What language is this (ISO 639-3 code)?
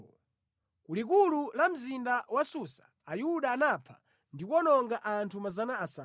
nya